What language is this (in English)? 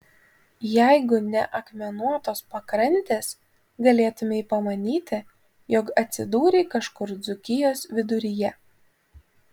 Lithuanian